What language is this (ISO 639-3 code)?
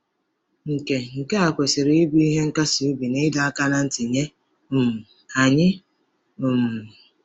ibo